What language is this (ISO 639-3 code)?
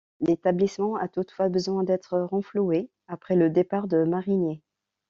fra